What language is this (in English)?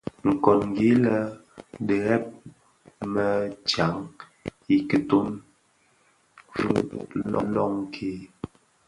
Bafia